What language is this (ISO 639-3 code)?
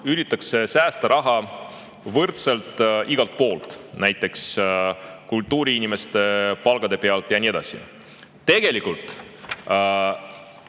est